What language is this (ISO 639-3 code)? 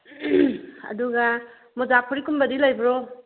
mni